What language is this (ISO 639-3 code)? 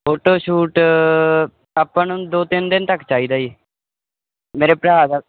pan